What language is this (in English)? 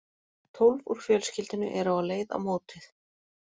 Icelandic